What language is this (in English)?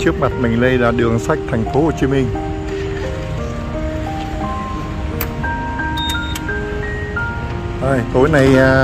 Vietnamese